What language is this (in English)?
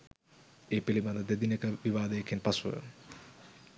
Sinhala